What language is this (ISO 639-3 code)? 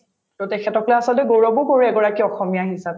asm